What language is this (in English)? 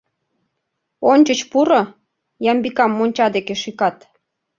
Mari